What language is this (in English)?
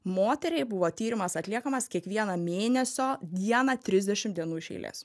Lithuanian